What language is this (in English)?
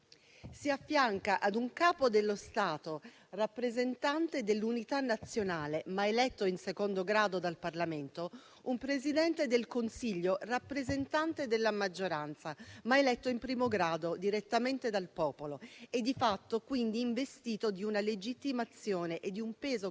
Italian